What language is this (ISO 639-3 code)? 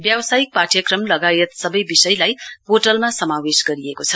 nep